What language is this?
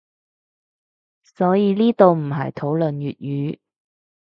Cantonese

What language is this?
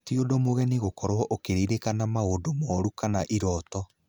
Kikuyu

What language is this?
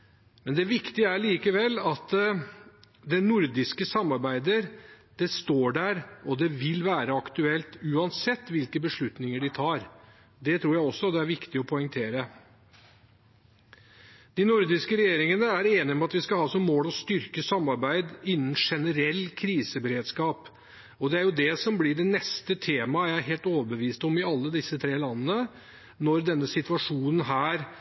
Norwegian Bokmål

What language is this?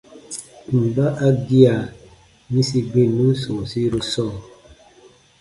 Baatonum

